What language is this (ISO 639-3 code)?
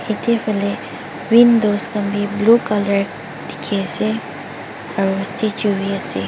nag